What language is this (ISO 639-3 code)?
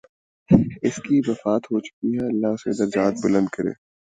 urd